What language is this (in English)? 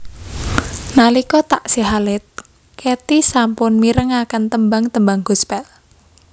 Javanese